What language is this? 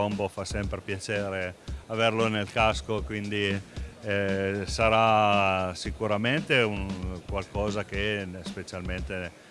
Italian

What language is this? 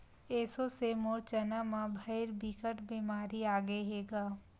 Chhattisgarhi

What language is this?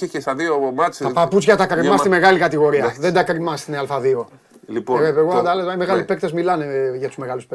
Greek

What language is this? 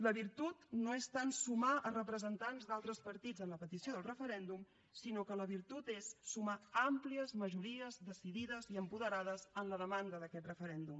Catalan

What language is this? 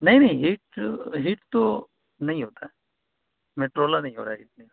Urdu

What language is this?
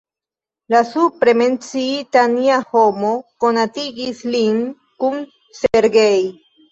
Esperanto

